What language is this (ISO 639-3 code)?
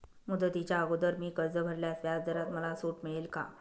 mar